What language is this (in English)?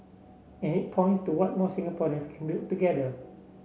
English